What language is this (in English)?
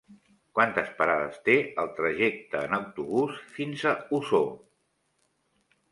Catalan